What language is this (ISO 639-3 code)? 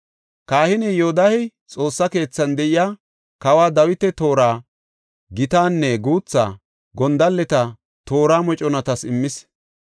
gof